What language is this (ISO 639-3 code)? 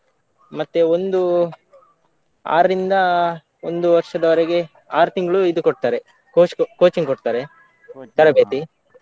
kan